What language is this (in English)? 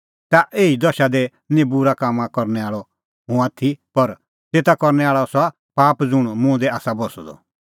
Kullu Pahari